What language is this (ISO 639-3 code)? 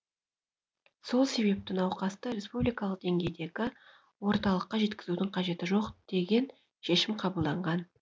kaz